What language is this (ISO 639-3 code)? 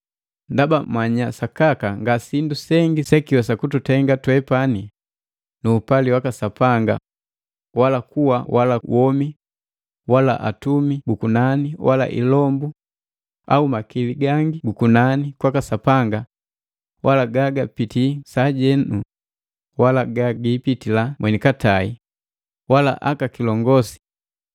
mgv